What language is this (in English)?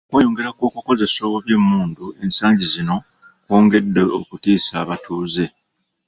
Ganda